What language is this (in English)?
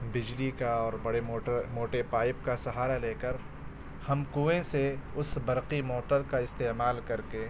Urdu